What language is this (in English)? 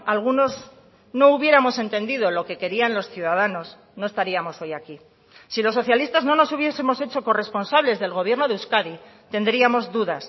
Spanish